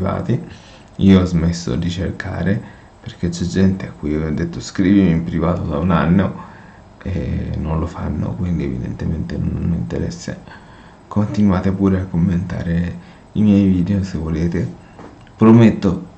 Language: Italian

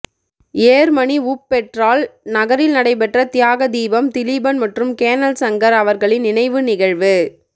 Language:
Tamil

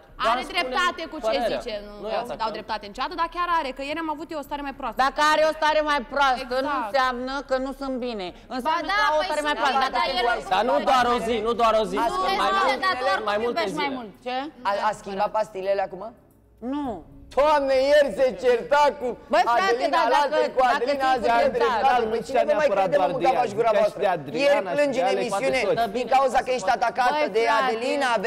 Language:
Romanian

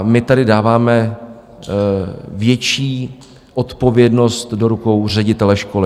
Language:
Czech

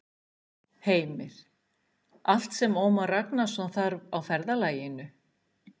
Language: Icelandic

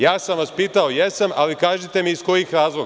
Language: Serbian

